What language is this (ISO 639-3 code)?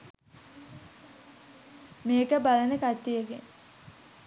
sin